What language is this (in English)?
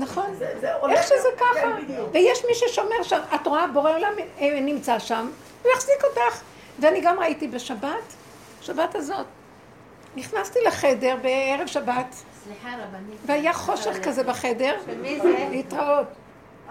Hebrew